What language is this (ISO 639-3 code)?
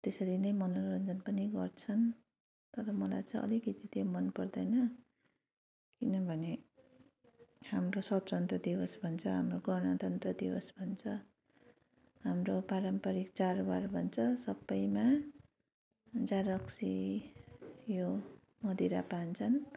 nep